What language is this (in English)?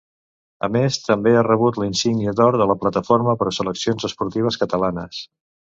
Catalan